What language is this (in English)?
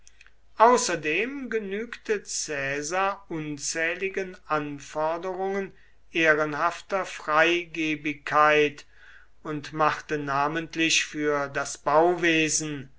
German